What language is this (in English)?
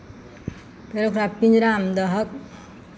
Maithili